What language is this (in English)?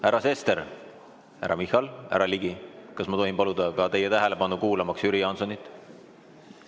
Estonian